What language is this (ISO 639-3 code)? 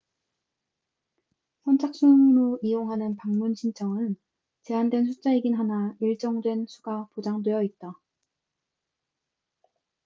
kor